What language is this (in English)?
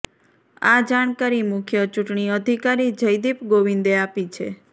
Gujarati